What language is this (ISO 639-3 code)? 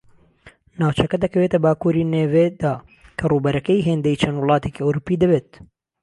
ckb